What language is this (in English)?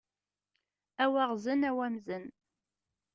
Kabyle